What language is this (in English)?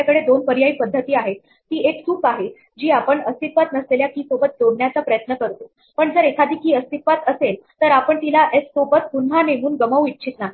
Marathi